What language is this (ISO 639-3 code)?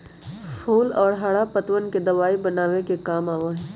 mag